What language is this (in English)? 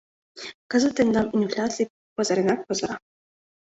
Mari